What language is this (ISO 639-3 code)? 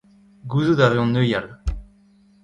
bre